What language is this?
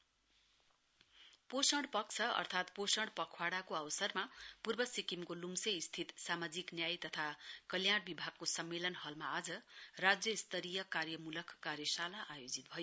Nepali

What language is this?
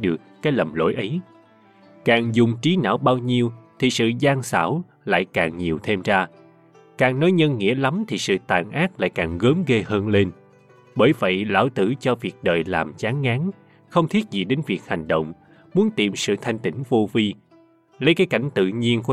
Vietnamese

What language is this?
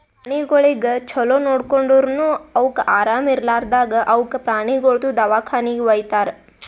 Kannada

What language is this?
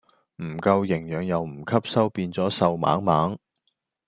Cantonese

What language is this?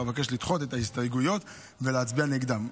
Hebrew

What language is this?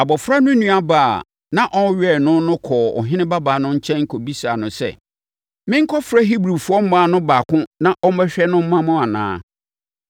Akan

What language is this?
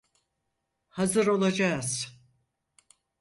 Turkish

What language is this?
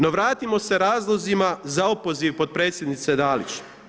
Croatian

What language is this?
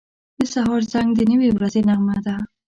Pashto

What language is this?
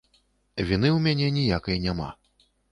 Belarusian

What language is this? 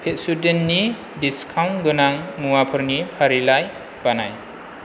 Bodo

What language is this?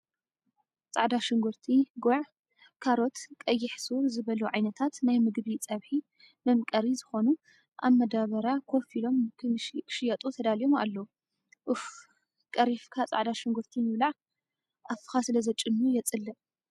Tigrinya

